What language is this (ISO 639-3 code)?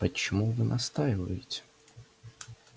rus